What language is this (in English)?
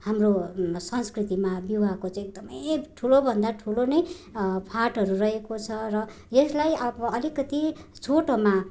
Nepali